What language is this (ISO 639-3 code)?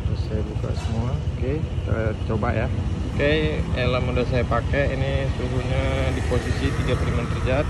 ind